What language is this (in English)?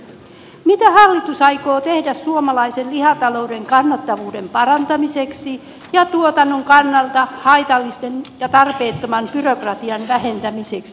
Finnish